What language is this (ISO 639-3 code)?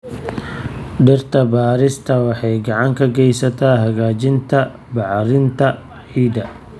som